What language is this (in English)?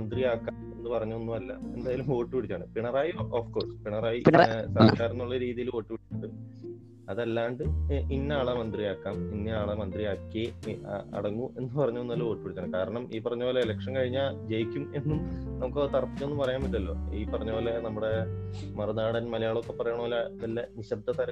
Malayalam